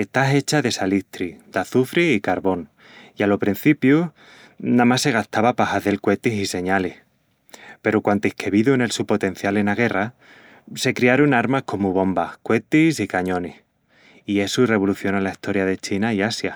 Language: Extremaduran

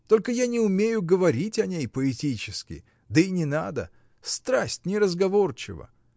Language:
Russian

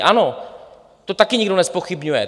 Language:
Czech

